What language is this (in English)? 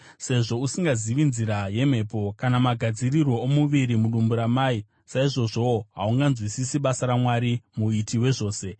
Shona